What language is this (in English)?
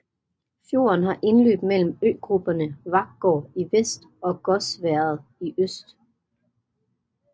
Danish